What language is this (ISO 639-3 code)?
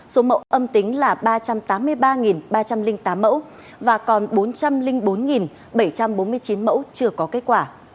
vie